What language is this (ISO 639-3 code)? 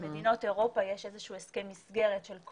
heb